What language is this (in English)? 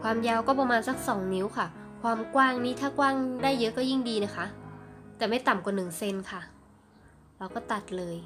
Thai